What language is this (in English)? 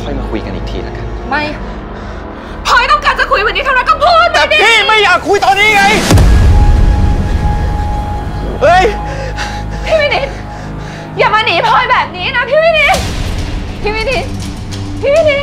Thai